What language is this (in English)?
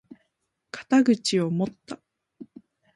Japanese